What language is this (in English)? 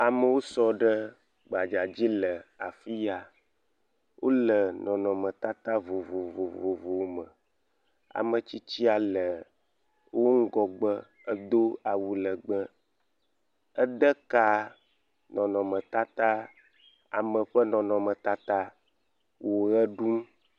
Ewe